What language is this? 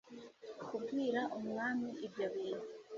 Kinyarwanda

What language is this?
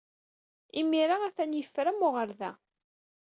Kabyle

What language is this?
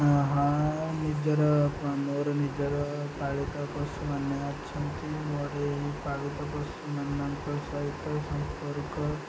Odia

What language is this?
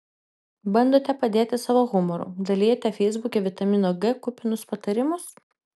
Lithuanian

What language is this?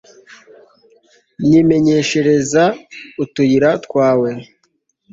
Kinyarwanda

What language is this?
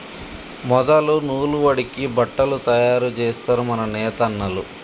Telugu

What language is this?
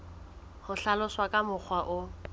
Southern Sotho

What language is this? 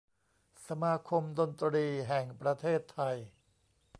Thai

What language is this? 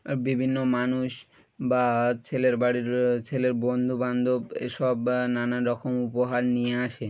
Bangla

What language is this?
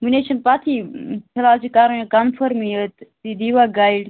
Kashmiri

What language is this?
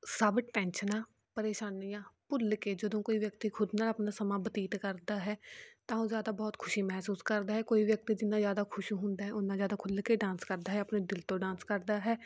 Punjabi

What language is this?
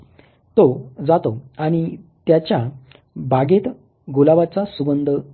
Marathi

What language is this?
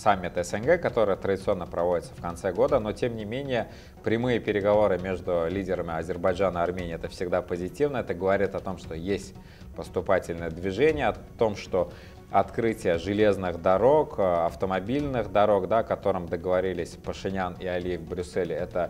Russian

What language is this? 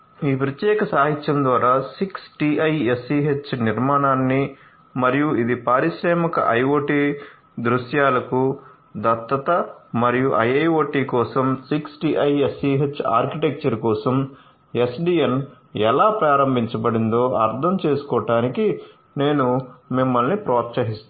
Telugu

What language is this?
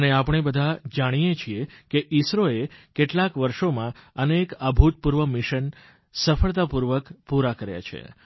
Gujarati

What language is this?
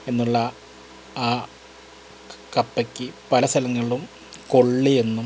Malayalam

